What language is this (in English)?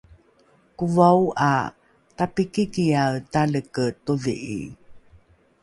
Rukai